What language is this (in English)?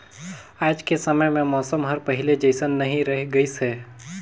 Chhattisgarhi